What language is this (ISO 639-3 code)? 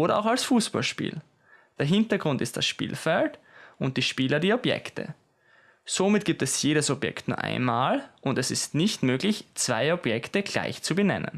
deu